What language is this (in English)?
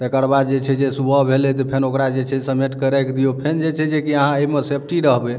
Maithili